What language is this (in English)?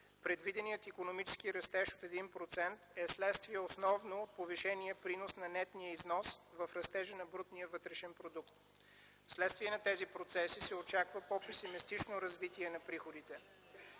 Bulgarian